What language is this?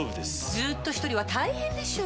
Japanese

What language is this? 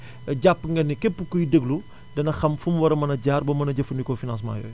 Wolof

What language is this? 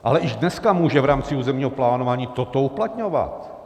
Czech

